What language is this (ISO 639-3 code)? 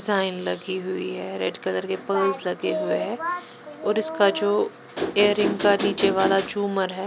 hin